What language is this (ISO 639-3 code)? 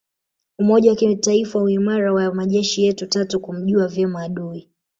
swa